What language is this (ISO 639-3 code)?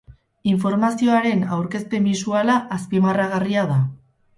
eus